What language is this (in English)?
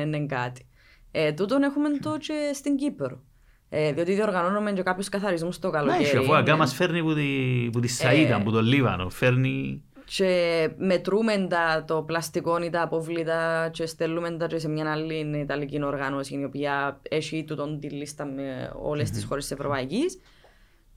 Greek